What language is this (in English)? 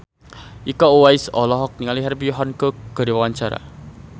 Sundanese